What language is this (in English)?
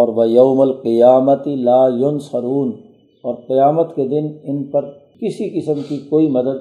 Urdu